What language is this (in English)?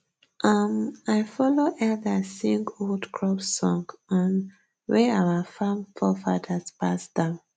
Nigerian Pidgin